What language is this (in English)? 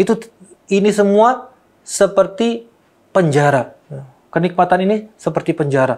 Indonesian